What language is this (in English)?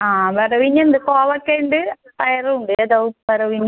Malayalam